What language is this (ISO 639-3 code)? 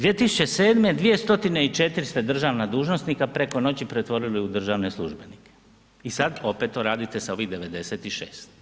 hrv